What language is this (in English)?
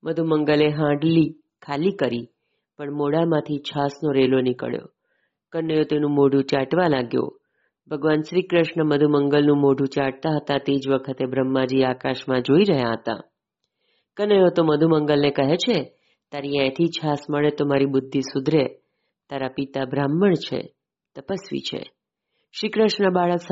Gujarati